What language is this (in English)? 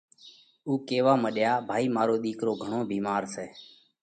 Parkari Koli